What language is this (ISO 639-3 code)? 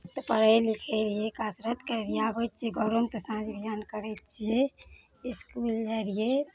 mai